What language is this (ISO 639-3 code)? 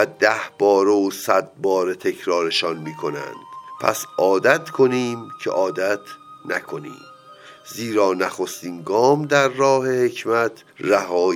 fas